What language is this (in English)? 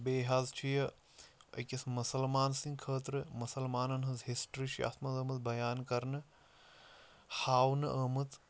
Kashmiri